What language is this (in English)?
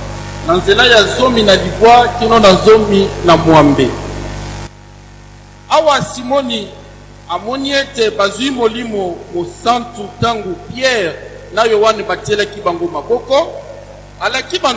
French